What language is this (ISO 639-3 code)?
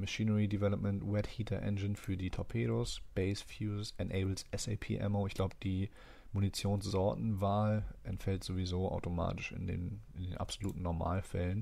deu